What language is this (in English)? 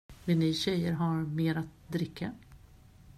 Swedish